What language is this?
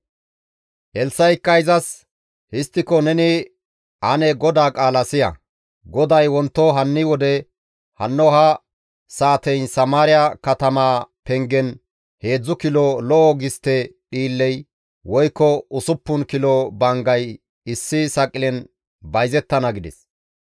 Gamo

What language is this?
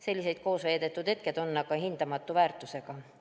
Estonian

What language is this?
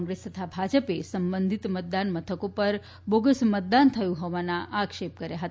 Gujarati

